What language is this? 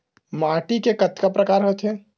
Chhattisgarhi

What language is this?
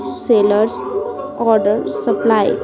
Hindi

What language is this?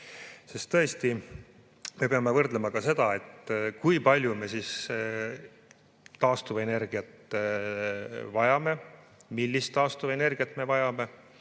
Estonian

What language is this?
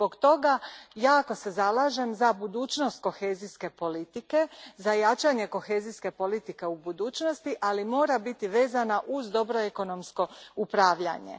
Croatian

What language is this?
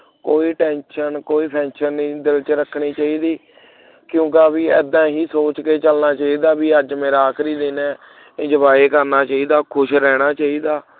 Punjabi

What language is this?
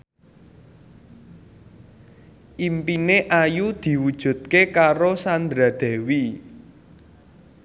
Javanese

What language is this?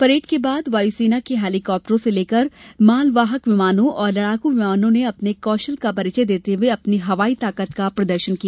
Hindi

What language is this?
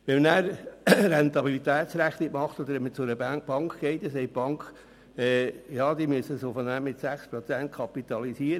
Swiss German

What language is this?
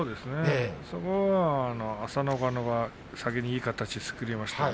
Japanese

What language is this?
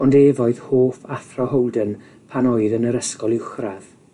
Welsh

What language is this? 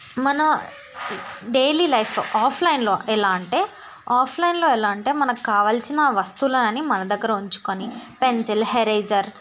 Telugu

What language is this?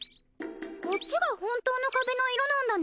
Japanese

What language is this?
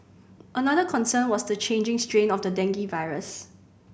English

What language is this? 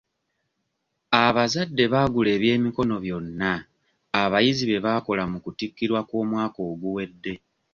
Ganda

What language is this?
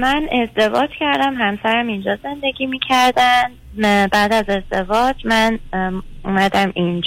Persian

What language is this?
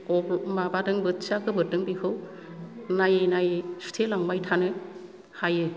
Bodo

